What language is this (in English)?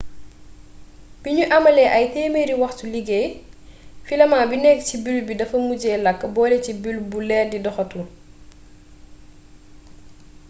Wolof